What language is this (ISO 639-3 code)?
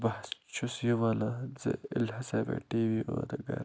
kas